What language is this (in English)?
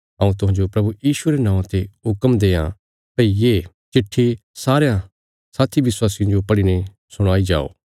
Bilaspuri